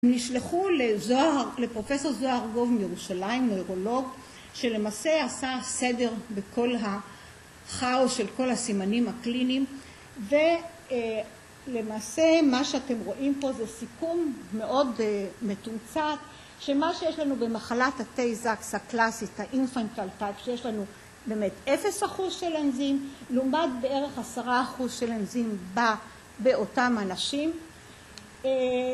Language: Hebrew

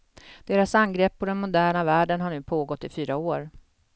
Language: Swedish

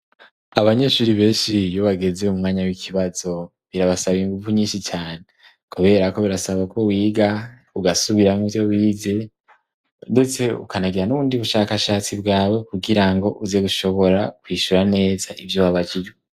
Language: Rundi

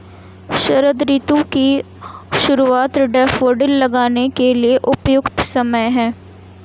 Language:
Hindi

